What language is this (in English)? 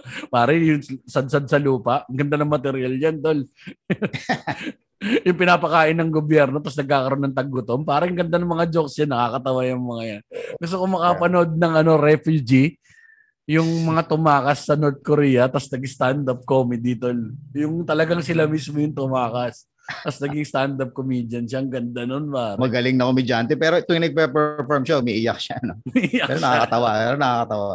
Filipino